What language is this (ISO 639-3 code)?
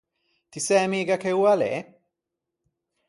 lij